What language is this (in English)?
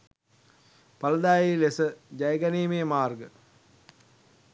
Sinhala